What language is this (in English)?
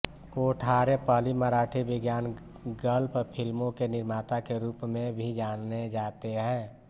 Hindi